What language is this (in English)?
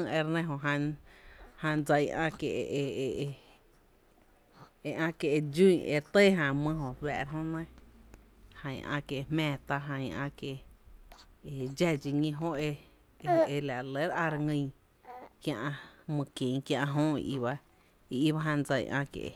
Tepinapa Chinantec